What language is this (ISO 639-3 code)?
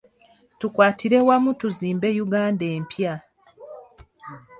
lug